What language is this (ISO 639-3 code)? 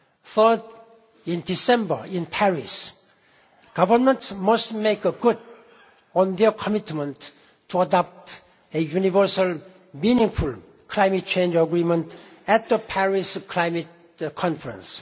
eng